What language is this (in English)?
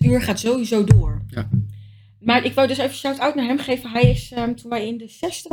Dutch